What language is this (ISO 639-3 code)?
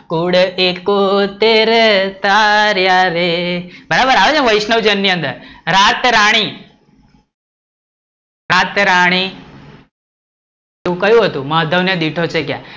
guj